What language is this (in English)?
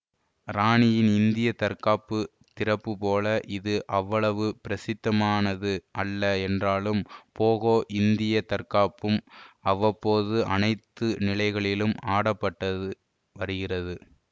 Tamil